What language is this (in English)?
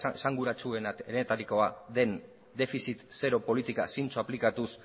Basque